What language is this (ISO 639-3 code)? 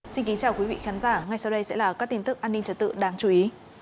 vie